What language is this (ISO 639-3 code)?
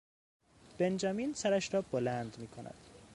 fas